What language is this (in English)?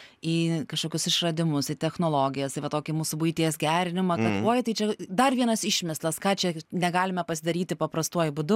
Lithuanian